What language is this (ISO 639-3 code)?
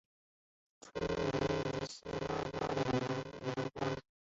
zho